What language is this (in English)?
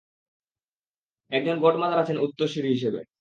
Bangla